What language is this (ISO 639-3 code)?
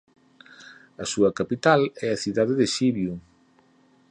glg